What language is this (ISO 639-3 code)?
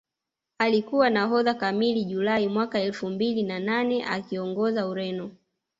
swa